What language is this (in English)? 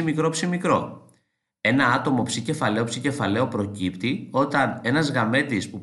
Greek